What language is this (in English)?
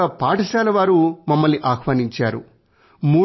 Telugu